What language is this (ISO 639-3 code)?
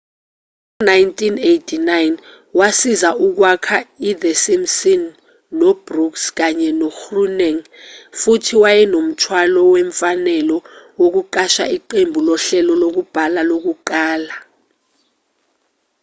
zul